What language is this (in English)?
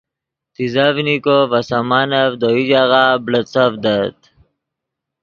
Yidgha